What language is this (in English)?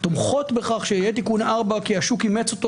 Hebrew